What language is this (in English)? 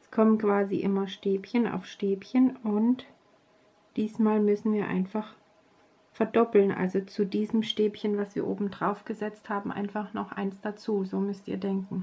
German